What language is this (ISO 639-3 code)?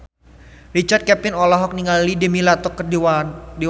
sun